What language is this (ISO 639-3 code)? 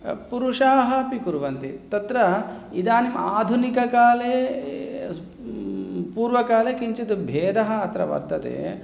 san